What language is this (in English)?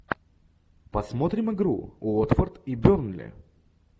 Russian